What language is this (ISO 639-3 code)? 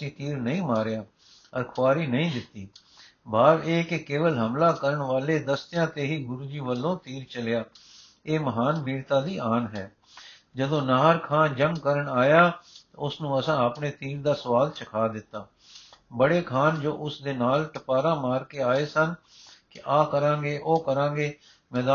pan